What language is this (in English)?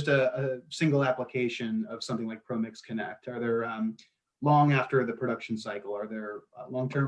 English